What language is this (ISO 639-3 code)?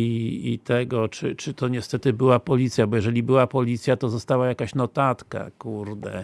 pol